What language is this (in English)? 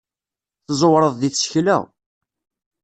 Kabyle